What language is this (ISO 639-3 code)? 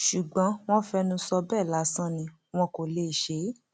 yor